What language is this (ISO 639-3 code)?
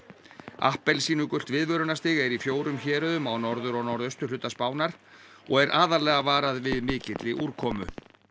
isl